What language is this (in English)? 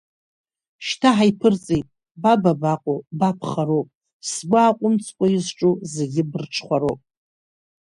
Abkhazian